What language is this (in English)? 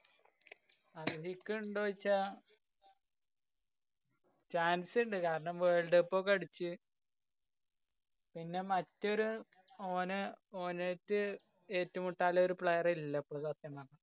Malayalam